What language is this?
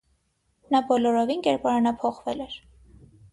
Armenian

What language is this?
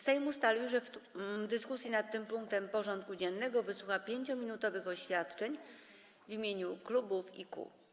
Polish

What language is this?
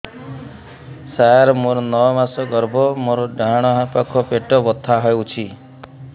Odia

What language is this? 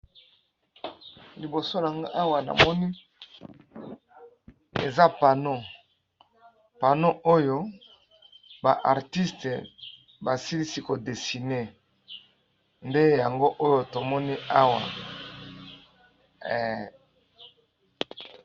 Lingala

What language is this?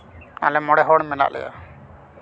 Santali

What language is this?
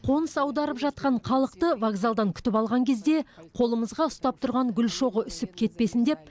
Kazakh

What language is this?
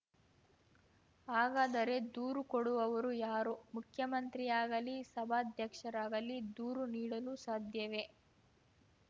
Kannada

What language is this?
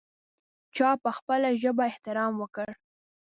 Pashto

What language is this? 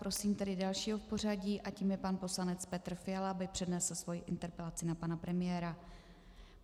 Czech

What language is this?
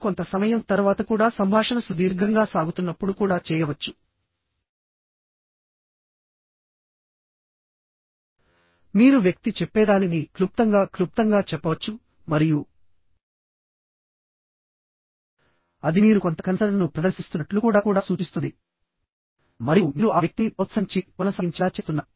Telugu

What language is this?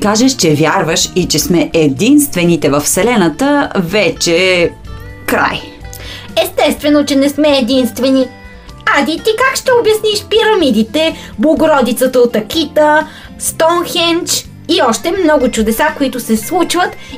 Bulgarian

